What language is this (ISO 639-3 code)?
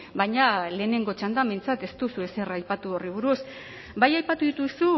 eus